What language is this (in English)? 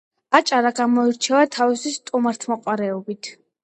Georgian